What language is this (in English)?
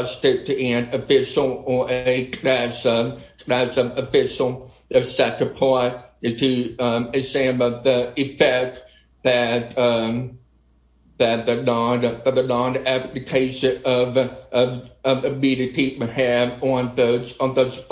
English